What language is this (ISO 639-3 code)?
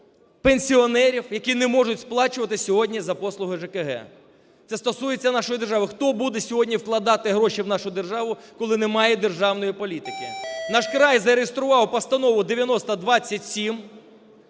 ukr